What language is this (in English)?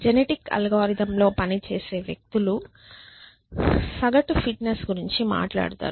Telugu